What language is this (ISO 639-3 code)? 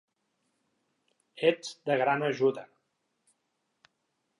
cat